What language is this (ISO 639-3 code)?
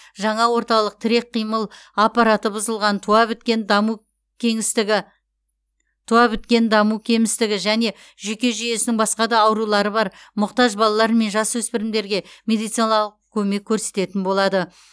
kaz